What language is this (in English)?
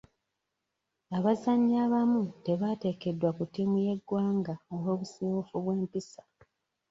Ganda